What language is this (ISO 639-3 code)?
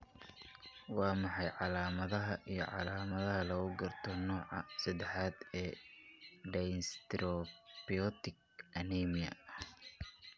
som